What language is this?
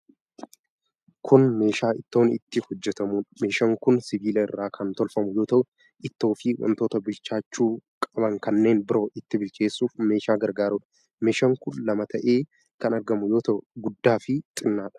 Oromo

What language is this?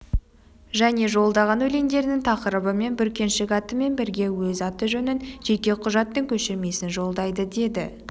Kazakh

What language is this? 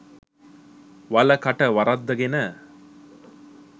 Sinhala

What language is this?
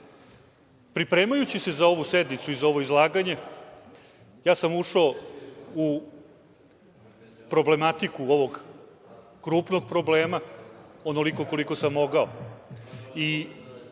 Serbian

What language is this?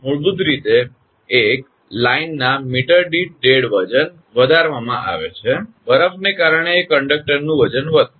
Gujarati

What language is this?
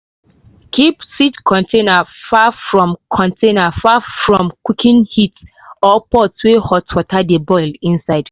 Nigerian Pidgin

